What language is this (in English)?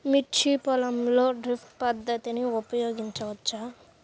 Telugu